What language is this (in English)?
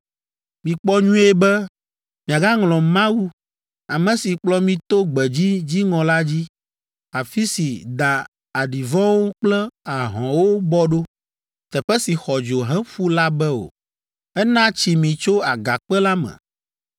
Ewe